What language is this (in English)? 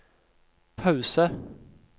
Norwegian